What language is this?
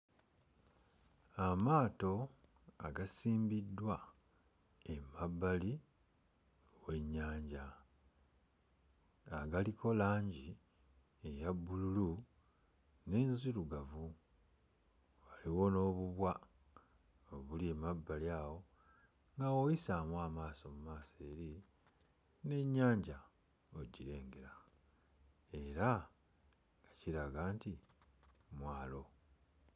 Ganda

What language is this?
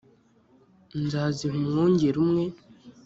Kinyarwanda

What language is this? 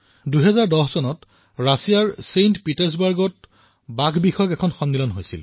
Assamese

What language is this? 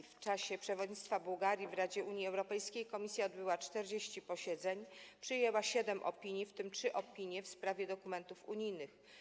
Polish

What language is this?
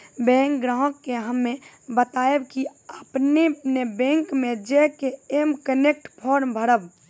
Maithili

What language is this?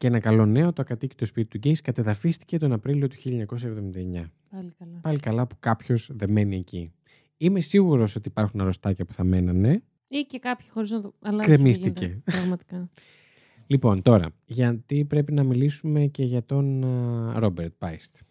Greek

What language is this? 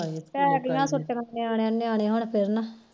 Punjabi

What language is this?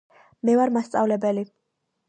Georgian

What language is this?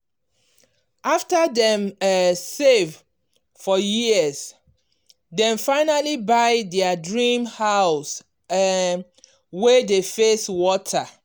Nigerian Pidgin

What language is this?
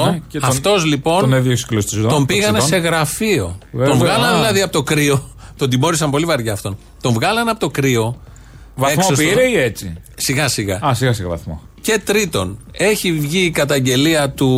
Greek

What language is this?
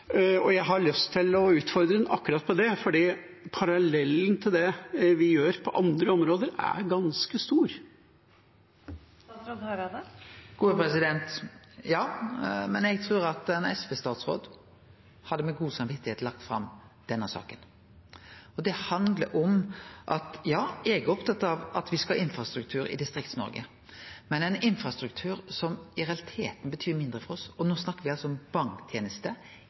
Norwegian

